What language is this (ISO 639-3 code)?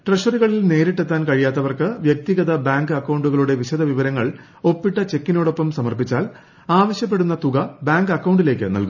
mal